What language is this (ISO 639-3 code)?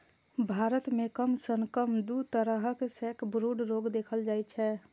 mai